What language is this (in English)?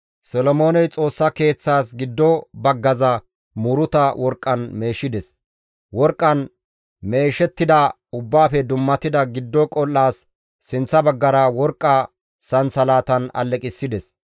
Gamo